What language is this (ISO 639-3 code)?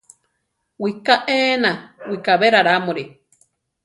tar